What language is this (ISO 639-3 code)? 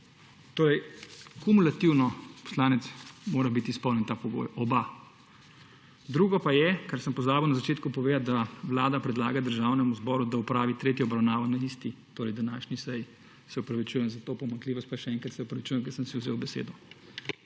slv